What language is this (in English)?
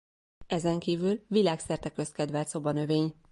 Hungarian